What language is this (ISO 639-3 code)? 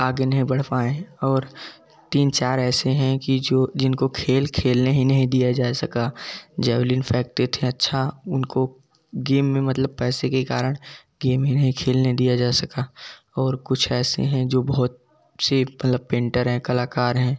hin